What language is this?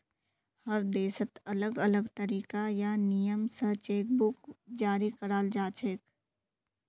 Magahi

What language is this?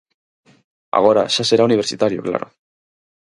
Galician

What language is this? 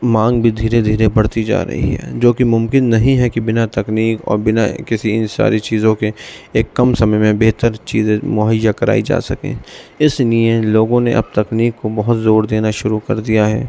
Urdu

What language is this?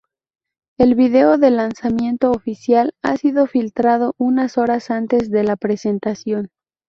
Spanish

